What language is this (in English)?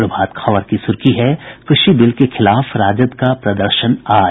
Hindi